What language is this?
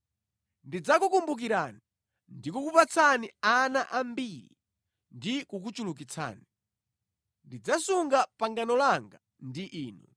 Nyanja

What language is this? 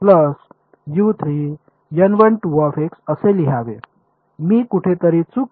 Marathi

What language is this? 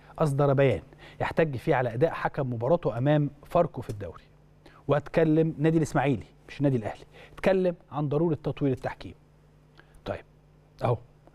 Arabic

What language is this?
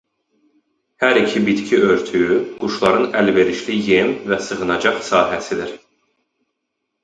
Azerbaijani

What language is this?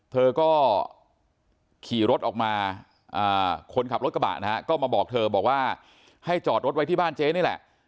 Thai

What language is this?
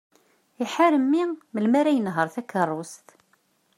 Kabyle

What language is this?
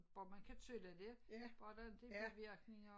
Danish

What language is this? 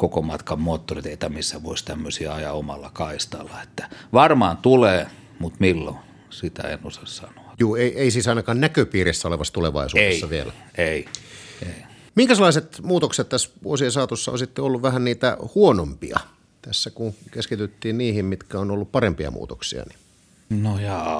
Finnish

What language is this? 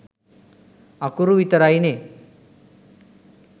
Sinhala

